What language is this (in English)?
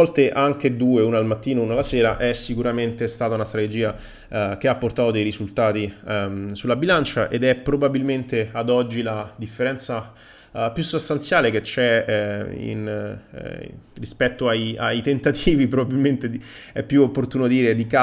Italian